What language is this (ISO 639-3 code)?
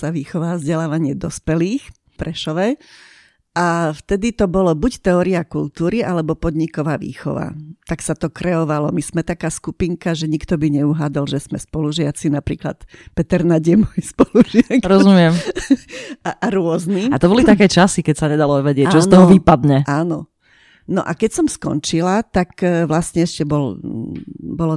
slk